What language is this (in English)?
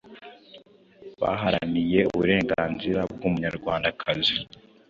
Kinyarwanda